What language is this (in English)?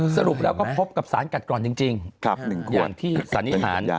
Thai